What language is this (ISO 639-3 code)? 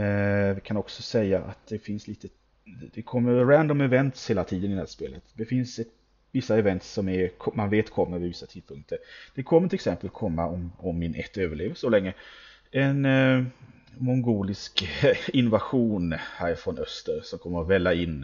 swe